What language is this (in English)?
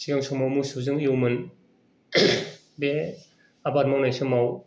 Bodo